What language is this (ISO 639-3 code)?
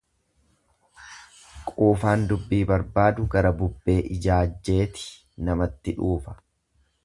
orm